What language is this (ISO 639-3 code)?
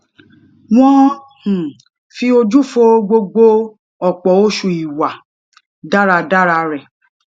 yor